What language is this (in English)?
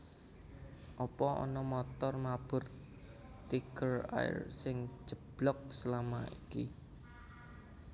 Javanese